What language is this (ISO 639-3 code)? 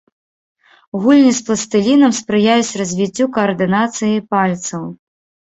bel